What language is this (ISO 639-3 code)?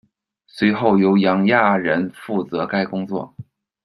zho